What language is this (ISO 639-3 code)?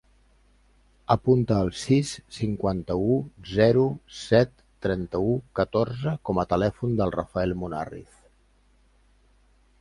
cat